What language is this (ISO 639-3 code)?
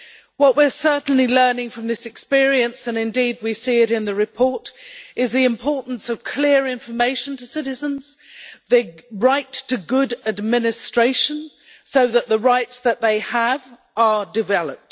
eng